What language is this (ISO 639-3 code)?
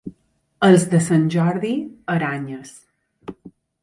cat